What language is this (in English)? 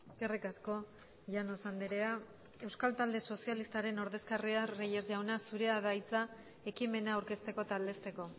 Basque